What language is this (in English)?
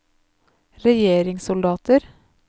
Norwegian